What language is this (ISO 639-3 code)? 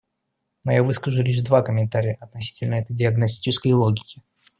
rus